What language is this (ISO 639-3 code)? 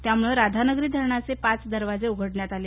mar